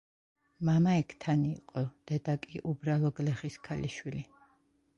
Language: Georgian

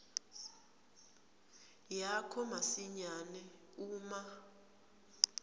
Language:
Swati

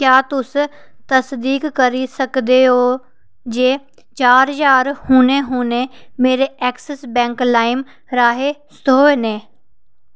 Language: Dogri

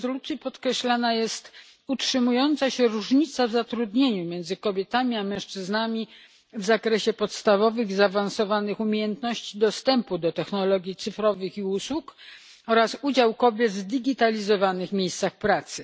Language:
Polish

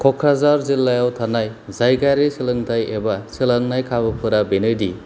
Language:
Bodo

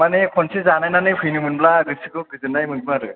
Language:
Bodo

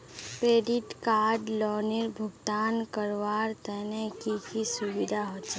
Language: Magahi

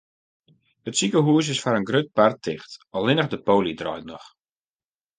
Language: Western Frisian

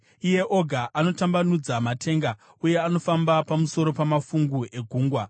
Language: Shona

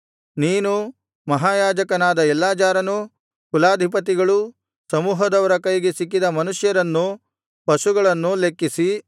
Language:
Kannada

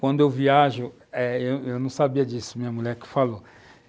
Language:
Portuguese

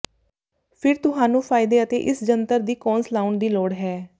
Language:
Punjabi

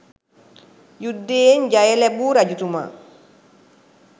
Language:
Sinhala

